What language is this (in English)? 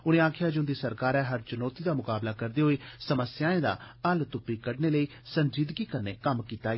Dogri